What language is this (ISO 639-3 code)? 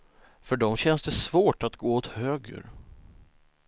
swe